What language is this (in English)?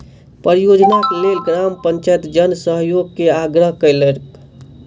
Maithili